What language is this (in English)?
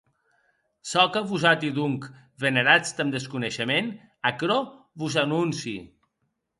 Occitan